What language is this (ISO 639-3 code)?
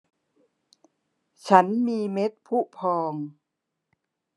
tha